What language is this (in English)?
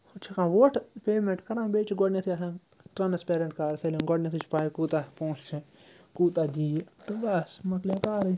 Kashmiri